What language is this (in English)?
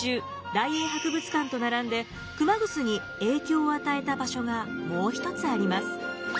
Japanese